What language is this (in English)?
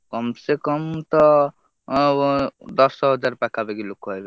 Odia